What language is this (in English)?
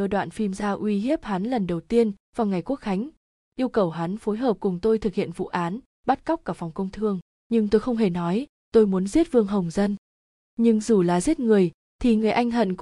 Vietnamese